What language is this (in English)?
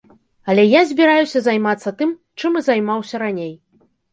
Belarusian